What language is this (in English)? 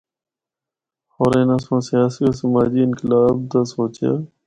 Northern Hindko